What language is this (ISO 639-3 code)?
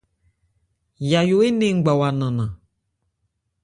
ebr